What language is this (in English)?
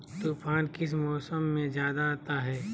Magahi